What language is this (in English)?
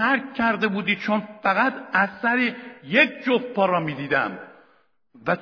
Persian